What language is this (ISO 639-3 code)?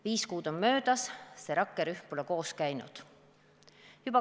est